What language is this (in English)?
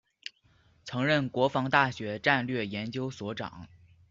Chinese